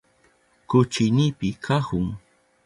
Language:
Southern Pastaza Quechua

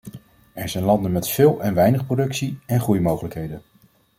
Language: Dutch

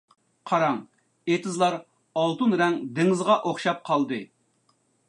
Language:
Uyghur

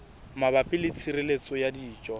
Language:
Southern Sotho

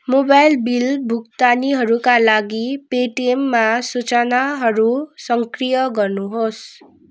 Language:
Nepali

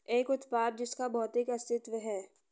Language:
Hindi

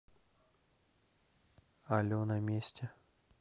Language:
Russian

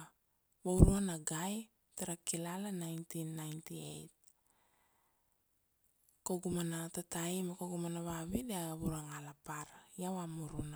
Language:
Kuanua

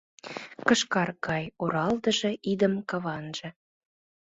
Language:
Mari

